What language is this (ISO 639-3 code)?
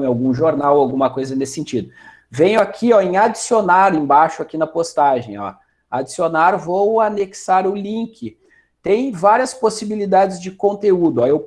por